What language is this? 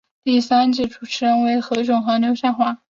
Chinese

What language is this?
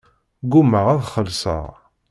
Kabyle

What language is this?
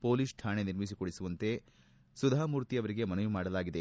Kannada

